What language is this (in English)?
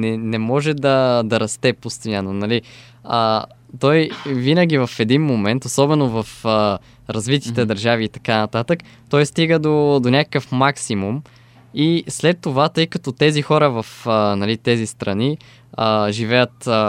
Bulgarian